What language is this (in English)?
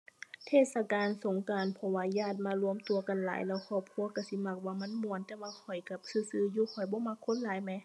Thai